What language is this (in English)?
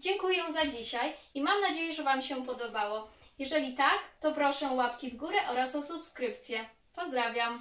Polish